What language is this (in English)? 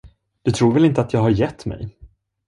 Swedish